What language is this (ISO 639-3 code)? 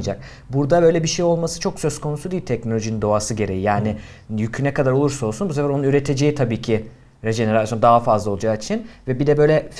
tur